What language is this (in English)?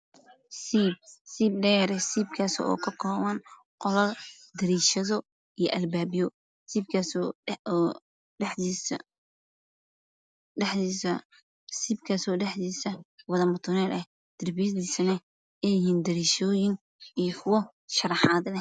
Somali